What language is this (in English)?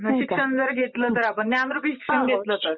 Marathi